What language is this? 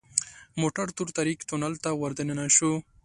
Pashto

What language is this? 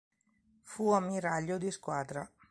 Italian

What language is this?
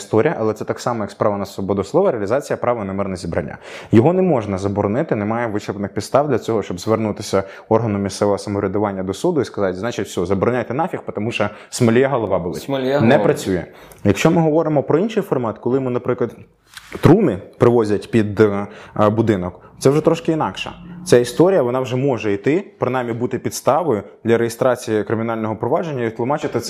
Ukrainian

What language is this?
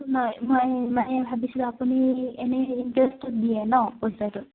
Assamese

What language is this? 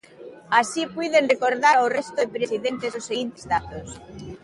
Galician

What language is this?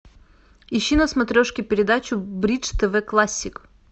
Russian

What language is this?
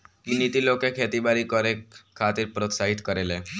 Bhojpuri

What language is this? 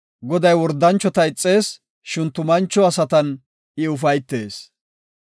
Gofa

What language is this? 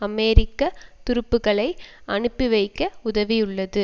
Tamil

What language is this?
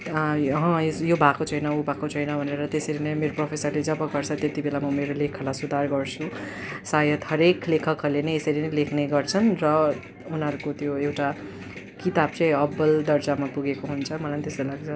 Nepali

